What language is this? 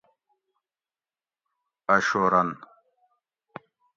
Gawri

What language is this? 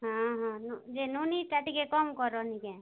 Odia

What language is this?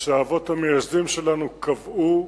Hebrew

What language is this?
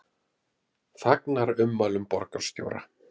Icelandic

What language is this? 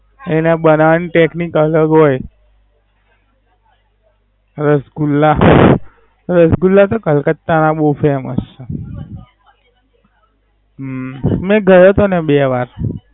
Gujarati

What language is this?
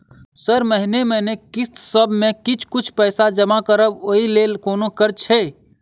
Maithili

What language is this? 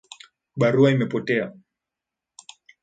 Swahili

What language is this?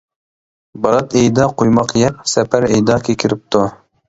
Uyghur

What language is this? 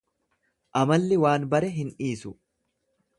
Oromo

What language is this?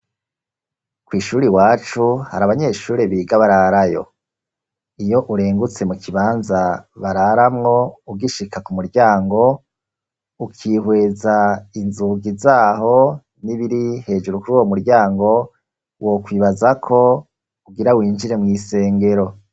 Rundi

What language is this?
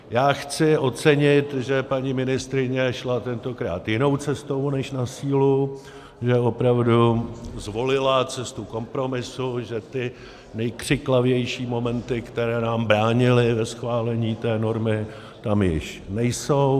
Czech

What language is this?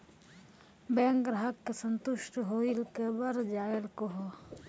Maithili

